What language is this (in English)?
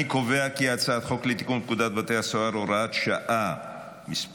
Hebrew